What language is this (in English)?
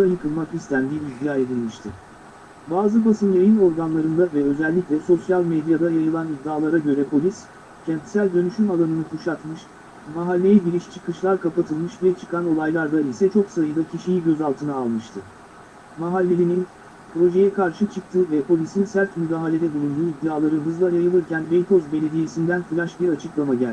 Turkish